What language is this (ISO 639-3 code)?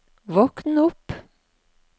nor